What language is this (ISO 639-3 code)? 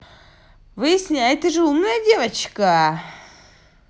rus